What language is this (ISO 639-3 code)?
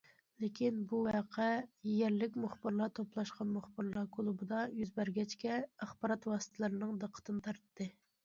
uig